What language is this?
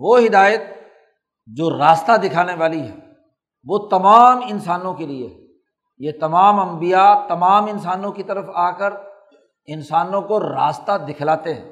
Urdu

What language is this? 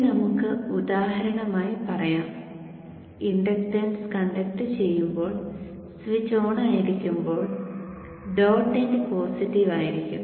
Malayalam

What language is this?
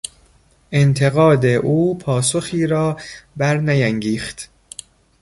Persian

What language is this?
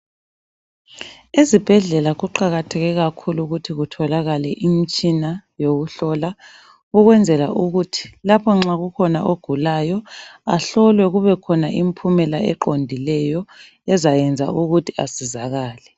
North Ndebele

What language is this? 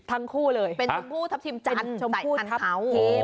Thai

